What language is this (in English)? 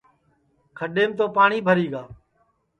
Sansi